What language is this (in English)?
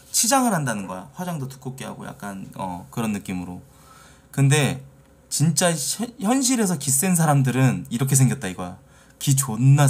Korean